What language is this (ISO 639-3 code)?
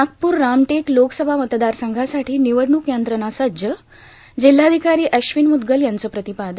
mar